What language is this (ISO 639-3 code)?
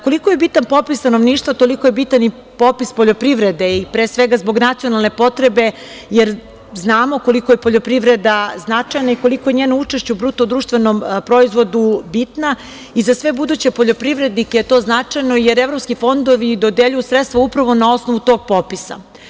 srp